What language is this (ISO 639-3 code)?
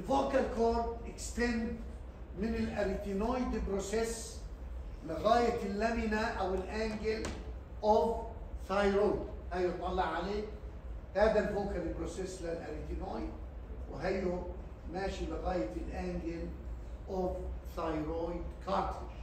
ara